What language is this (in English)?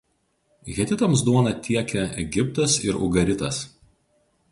Lithuanian